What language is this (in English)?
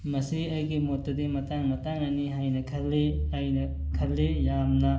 Manipuri